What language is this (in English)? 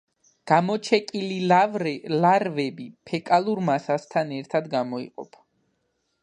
Georgian